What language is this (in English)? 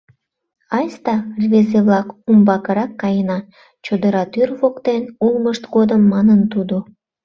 Mari